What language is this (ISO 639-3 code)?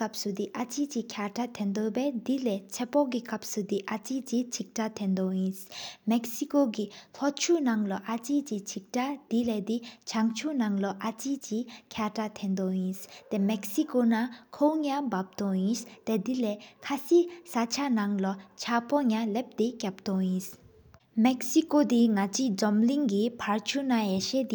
sip